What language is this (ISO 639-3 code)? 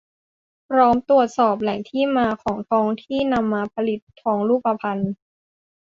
tha